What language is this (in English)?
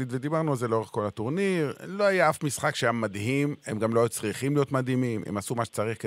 Hebrew